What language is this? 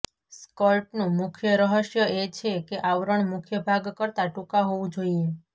Gujarati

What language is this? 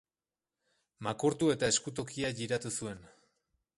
Basque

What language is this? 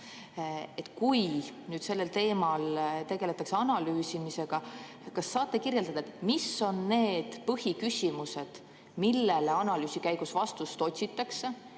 Estonian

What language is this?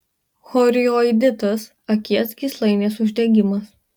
Lithuanian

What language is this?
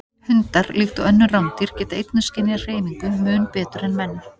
Icelandic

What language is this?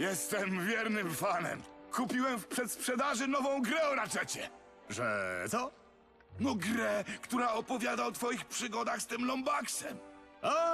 Polish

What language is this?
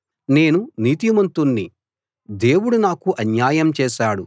Telugu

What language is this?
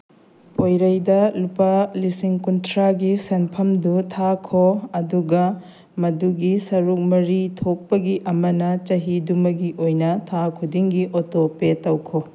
Manipuri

